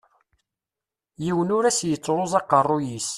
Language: Kabyle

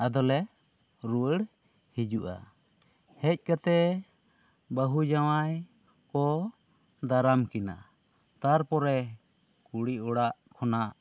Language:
Santali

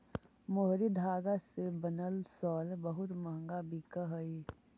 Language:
Magahi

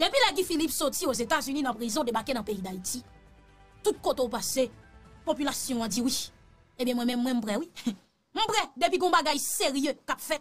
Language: French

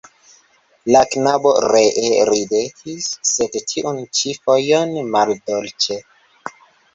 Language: Esperanto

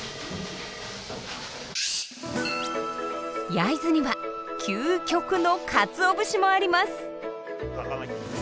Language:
Japanese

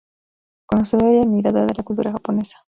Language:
Spanish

